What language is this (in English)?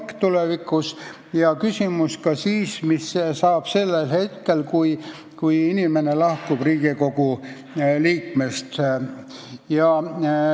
Estonian